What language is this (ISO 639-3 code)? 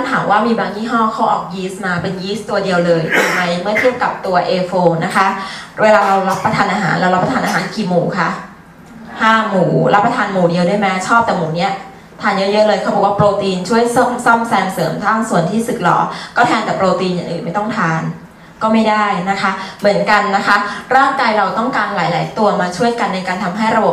tha